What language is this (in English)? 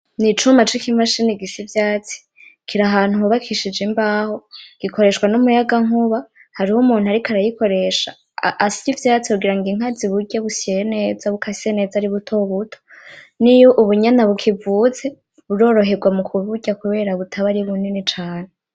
Rundi